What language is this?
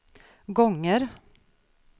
Swedish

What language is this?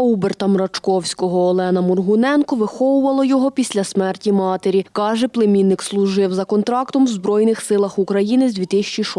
Ukrainian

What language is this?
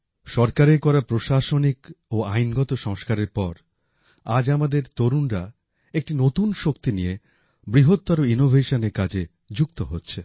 Bangla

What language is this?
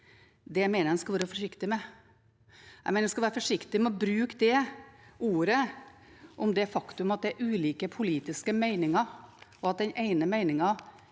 Norwegian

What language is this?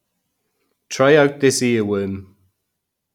English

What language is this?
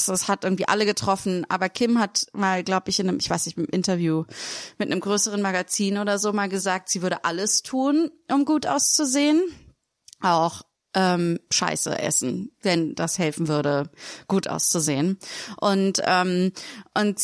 German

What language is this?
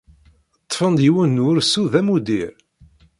Kabyle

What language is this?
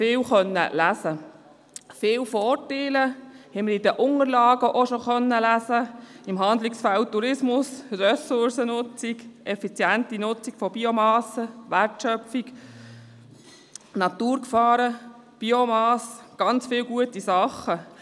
Swiss German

